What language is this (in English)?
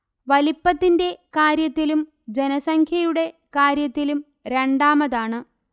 Malayalam